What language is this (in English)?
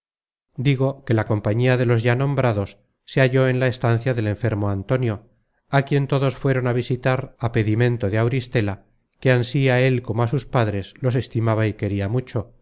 Spanish